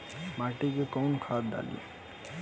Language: Bhojpuri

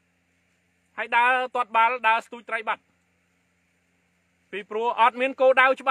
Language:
Thai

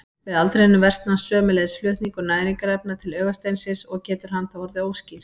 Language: Icelandic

